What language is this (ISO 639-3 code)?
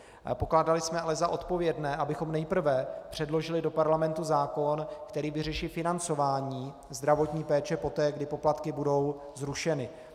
ces